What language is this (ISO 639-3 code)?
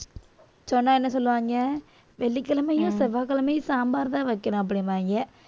tam